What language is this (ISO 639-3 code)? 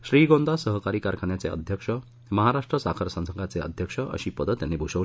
mar